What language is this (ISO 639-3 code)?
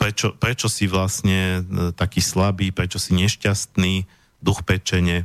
slk